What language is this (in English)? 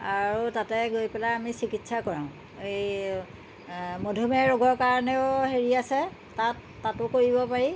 Assamese